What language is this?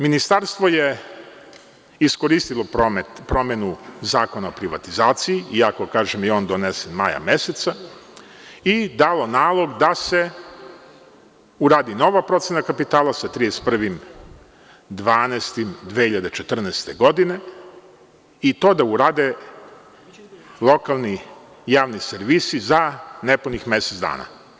Serbian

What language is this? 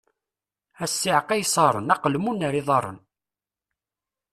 Kabyle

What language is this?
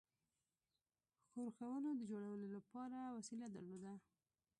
Pashto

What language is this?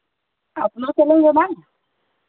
Hindi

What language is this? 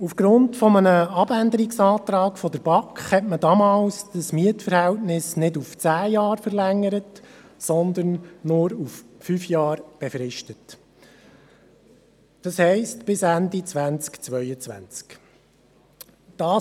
Swiss German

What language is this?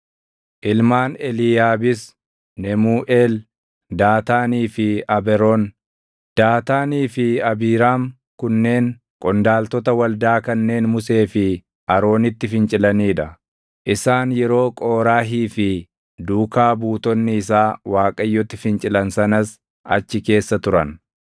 Oromo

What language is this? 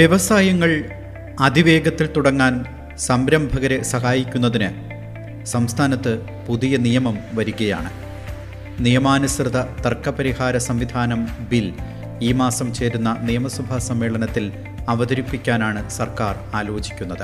Malayalam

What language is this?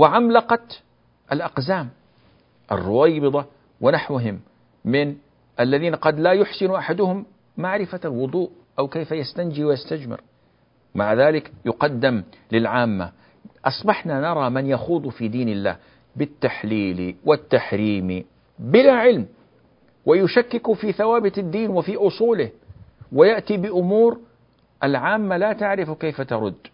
Arabic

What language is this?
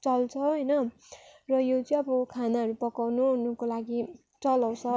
Nepali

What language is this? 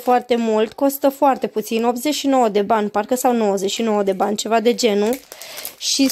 Romanian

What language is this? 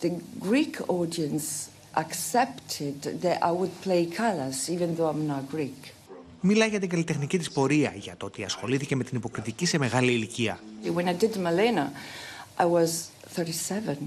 Greek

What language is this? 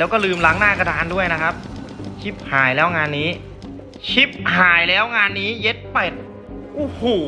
Thai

